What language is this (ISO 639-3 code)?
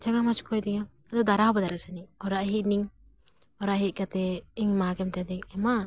sat